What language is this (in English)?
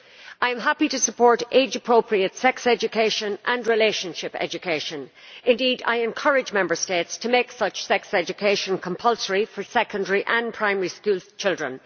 English